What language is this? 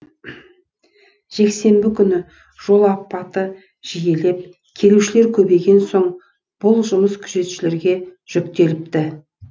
Kazakh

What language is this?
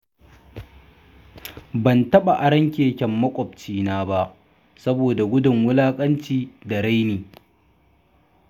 Hausa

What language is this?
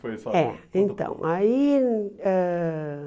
Portuguese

